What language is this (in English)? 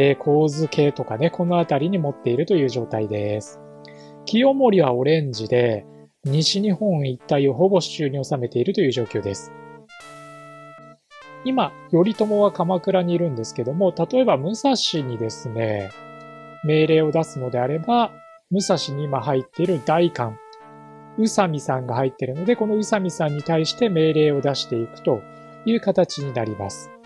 Japanese